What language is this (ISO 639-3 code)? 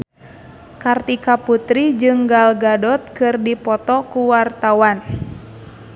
sun